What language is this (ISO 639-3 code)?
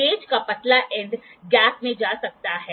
hin